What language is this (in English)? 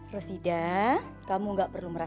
Indonesian